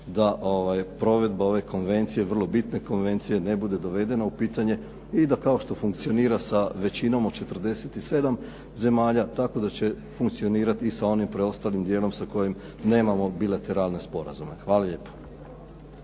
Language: Croatian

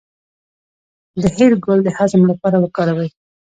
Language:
Pashto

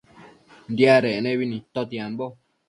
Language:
Matsés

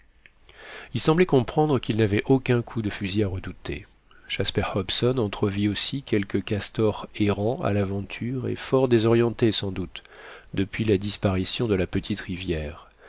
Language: French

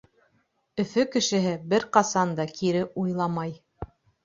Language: Bashkir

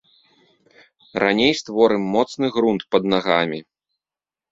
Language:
Belarusian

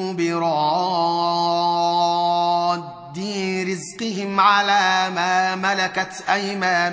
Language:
Arabic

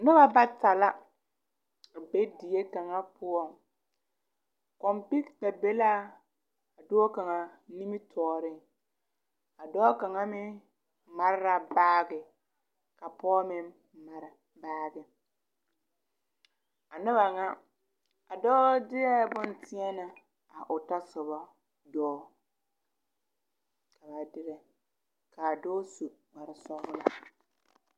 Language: Southern Dagaare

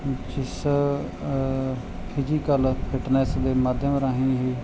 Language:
Punjabi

